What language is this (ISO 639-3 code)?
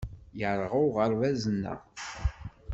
kab